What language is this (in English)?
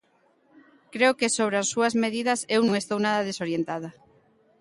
Galician